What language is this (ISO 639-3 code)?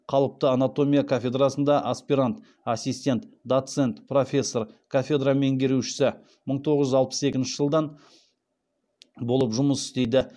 kaz